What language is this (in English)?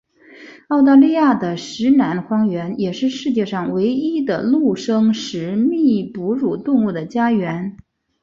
Chinese